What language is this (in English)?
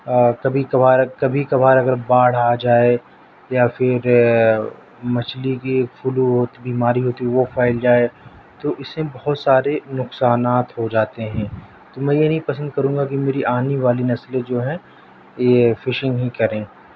Urdu